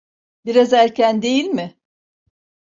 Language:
Turkish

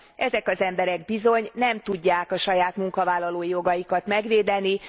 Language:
Hungarian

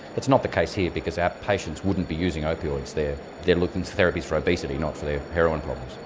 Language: English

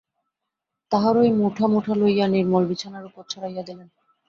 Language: Bangla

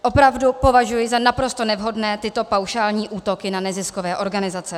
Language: Czech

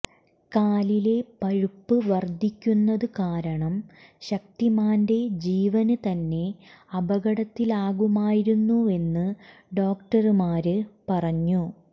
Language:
Malayalam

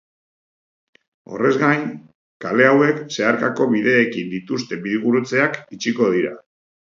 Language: Basque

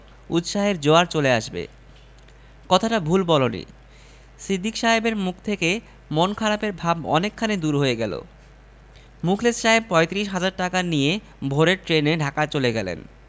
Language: Bangla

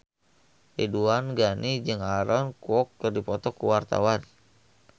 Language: Sundanese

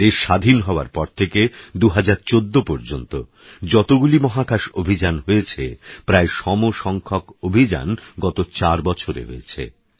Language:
Bangla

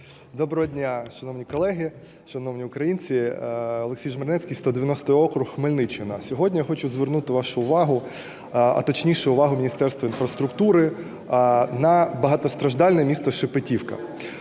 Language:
Ukrainian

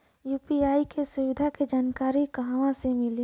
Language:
Bhojpuri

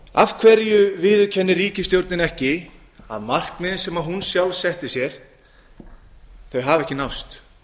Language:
Icelandic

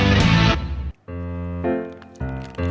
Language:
Vietnamese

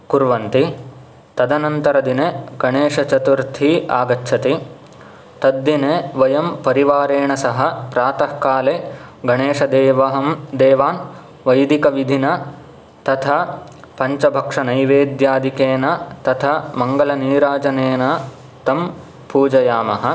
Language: Sanskrit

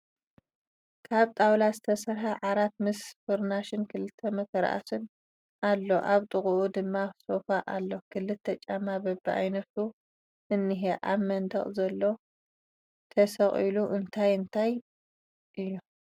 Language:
Tigrinya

